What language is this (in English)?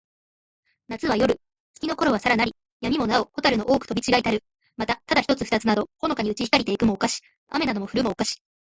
Japanese